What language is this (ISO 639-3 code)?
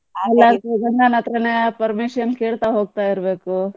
kan